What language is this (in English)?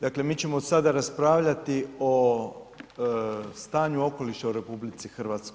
Croatian